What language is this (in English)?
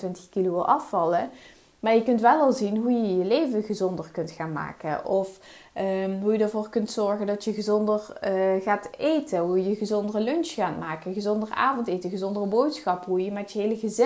Dutch